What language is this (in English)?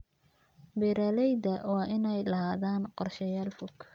Somali